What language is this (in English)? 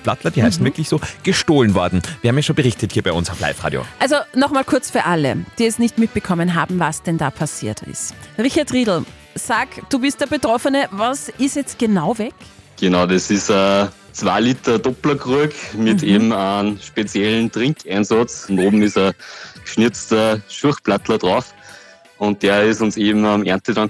German